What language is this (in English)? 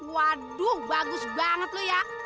Indonesian